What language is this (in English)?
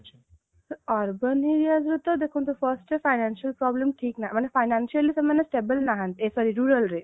Odia